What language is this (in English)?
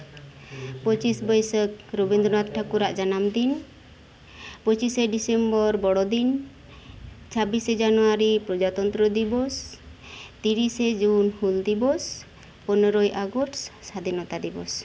Santali